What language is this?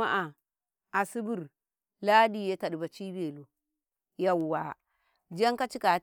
Karekare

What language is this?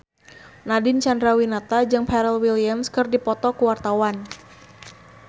Sundanese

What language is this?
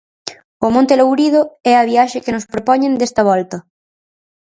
Galician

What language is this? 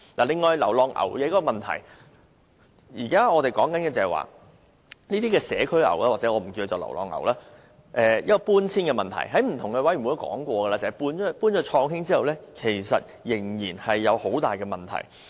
Cantonese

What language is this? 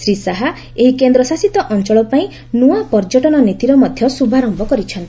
Odia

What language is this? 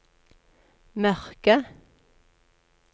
Norwegian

